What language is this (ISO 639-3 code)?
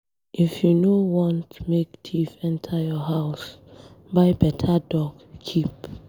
pcm